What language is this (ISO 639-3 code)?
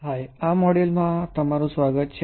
guj